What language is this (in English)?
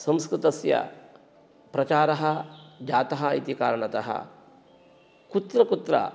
Sanskrit